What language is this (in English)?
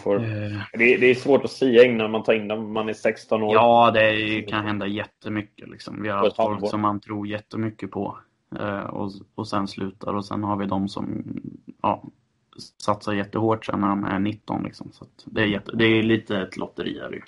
Swedish